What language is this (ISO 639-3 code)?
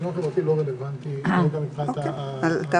heb